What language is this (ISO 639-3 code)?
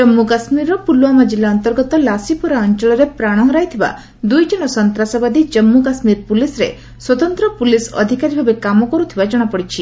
ori